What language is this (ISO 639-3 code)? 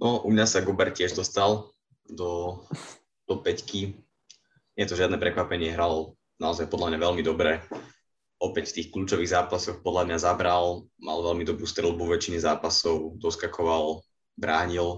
slk